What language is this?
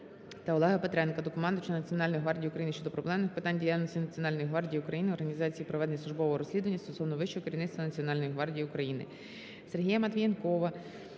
Ukrainian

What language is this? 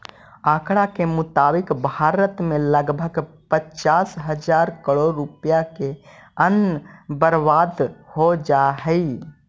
Magahi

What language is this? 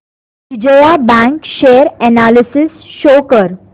Marathi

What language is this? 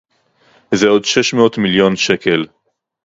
Hebrew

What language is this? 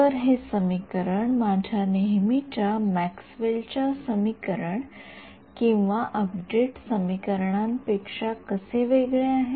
Marathi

